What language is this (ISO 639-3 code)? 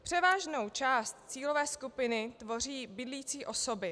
ces